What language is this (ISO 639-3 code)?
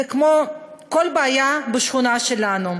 heb